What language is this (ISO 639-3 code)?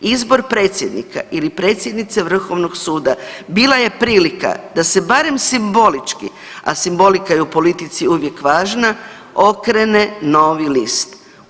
hrv